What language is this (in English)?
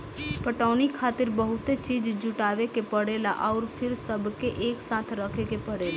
Bhojpuri